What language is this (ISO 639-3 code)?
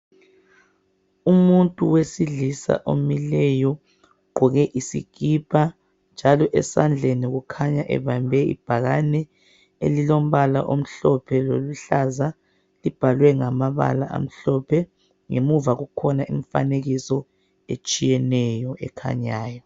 nde